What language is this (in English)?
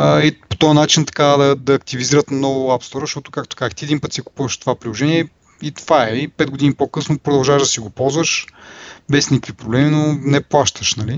Bulgarian